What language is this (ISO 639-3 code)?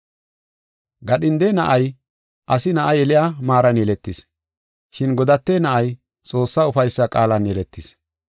gof